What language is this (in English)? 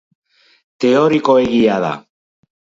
Basque